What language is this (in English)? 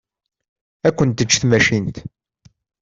Kabyle